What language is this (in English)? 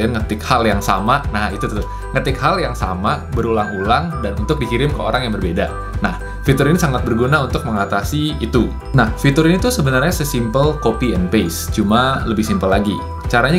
Indonesian